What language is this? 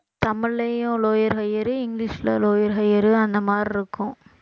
Tamil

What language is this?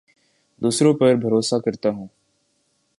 Urdu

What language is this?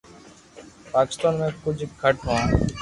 Loarki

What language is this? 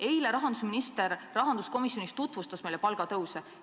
Estonian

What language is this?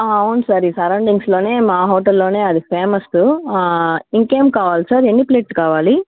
Telugu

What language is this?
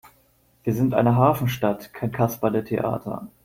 German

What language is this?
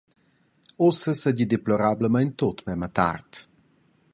Romansh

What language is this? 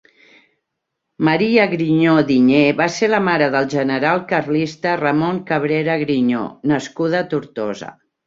Catalan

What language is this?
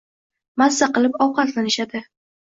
Uzbek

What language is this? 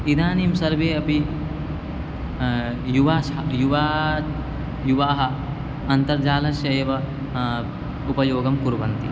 Sanskrit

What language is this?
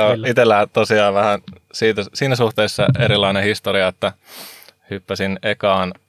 Finnish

